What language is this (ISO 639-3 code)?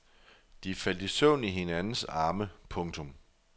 dan